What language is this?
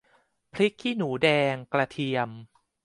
Thai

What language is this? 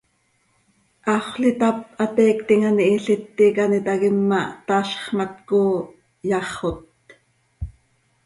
Seri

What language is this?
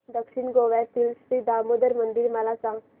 Marathi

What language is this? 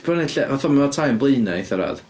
Welsh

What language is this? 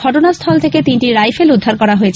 Bangla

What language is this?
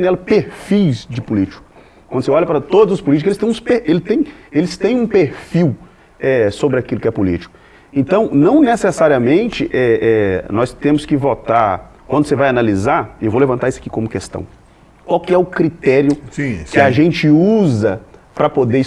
Portuguese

